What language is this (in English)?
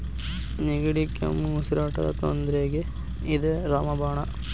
Kannada